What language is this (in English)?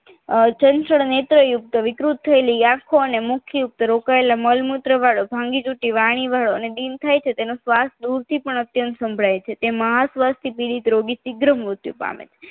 Gujarati